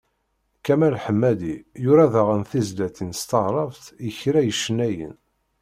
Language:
Kabyle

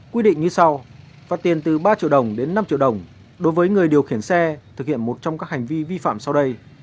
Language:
Vietnamese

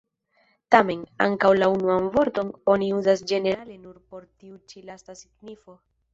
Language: Esperanto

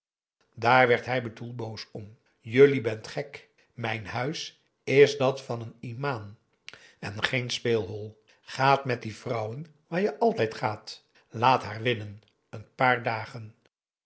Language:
Dutch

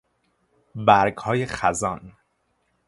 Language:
Persian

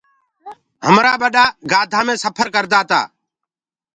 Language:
Gurgula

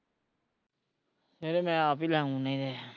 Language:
Punjabi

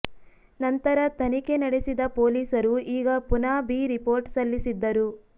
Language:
Kannada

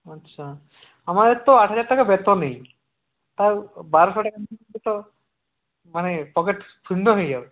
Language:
Bangla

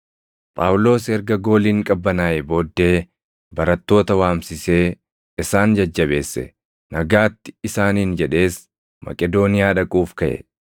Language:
Oromo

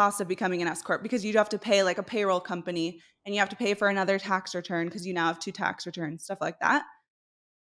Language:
English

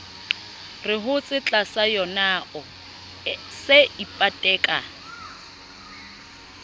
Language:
Southern Sotho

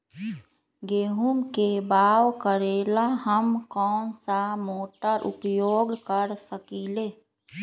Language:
Magahi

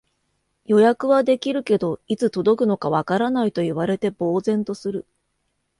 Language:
Japanese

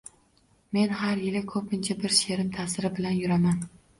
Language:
Uzbek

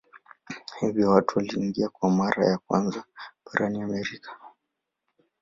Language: Swahili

